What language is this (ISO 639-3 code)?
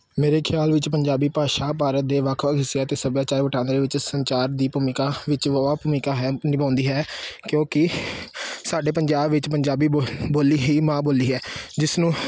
pan